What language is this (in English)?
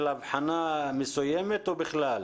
Hebrew